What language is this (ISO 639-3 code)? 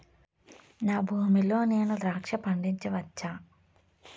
tel